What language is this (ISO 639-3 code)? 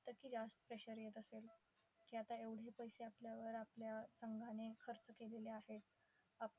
mar